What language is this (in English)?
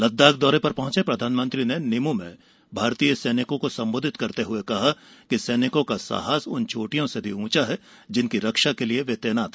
Hindi